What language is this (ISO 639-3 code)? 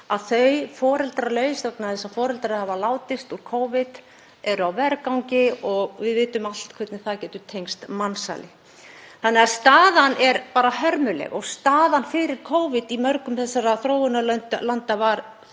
isl